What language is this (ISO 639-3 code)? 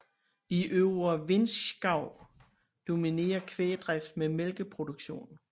dan